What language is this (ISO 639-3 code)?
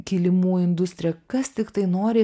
lit